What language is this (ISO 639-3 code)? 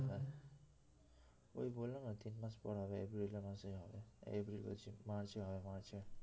ben